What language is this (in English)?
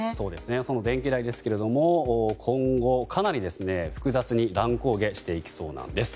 Japanese